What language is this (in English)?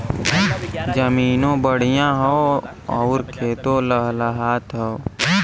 Bhojpuri